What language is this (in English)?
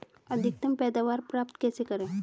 Hindi